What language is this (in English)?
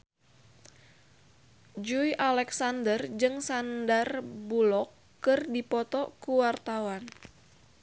Sundanese